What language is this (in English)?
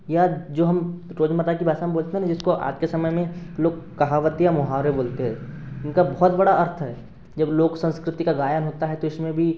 Hindi